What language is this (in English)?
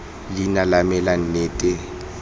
Tswana